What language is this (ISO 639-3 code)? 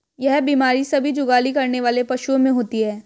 hin